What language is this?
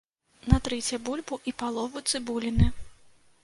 Belarusian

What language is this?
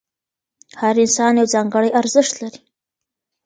Pashto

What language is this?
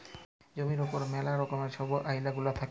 Bangla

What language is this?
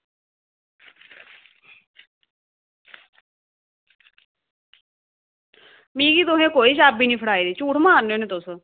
Dogri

